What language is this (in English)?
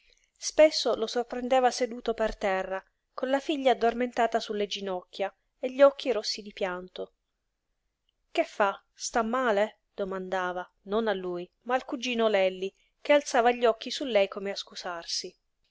Italian